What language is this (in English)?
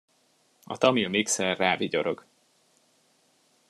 Hungarian